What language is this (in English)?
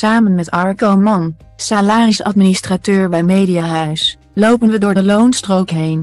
Dutch